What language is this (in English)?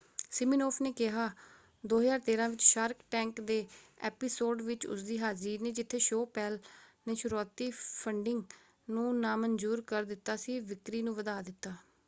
Punjabi